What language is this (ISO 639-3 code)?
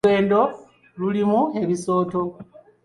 lug